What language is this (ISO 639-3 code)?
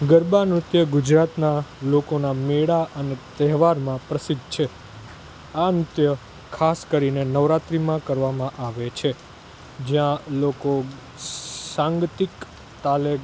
guj